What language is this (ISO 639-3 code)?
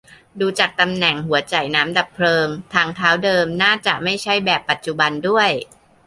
tha